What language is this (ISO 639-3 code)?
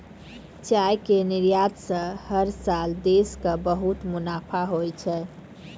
mai